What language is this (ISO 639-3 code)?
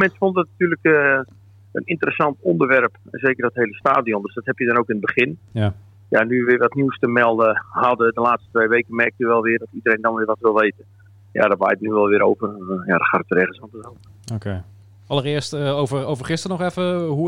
nld